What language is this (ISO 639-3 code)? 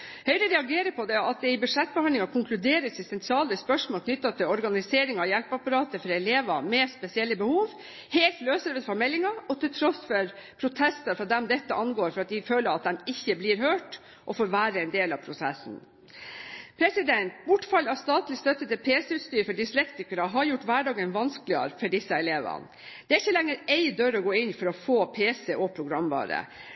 nob